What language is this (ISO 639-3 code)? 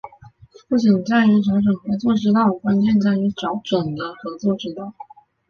zho